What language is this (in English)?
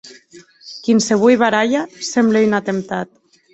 Occitan